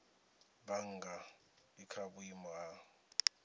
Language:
Venda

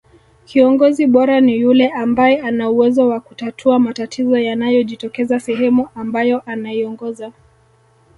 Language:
Swahili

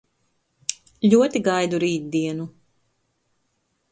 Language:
Latvian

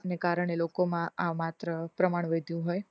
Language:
Gujarati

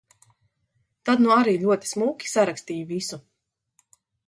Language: Latvian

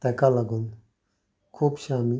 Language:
Konkani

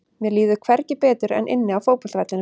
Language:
Icelandic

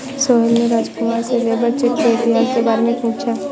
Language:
Hindi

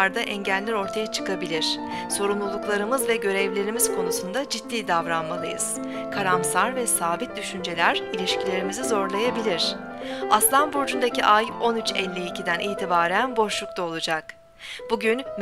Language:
Turkish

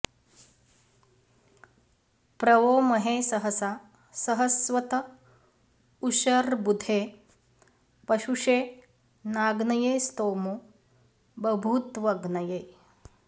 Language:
Sanskrit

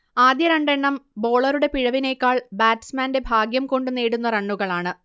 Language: Malayalam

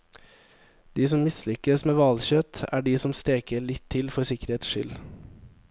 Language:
Norwegian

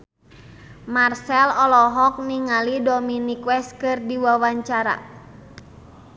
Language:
Sundanese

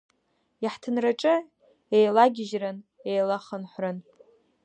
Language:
Abkhazian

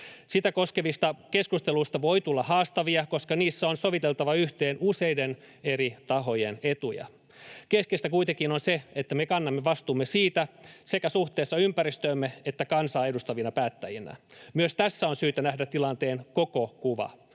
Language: Finnish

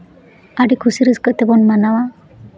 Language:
Santali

